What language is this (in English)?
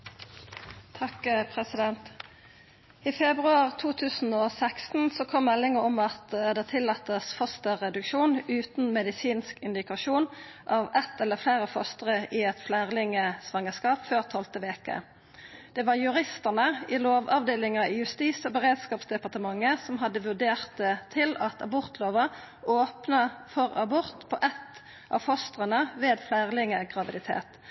Norwegian Nynorsk